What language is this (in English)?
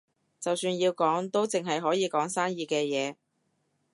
Cantonese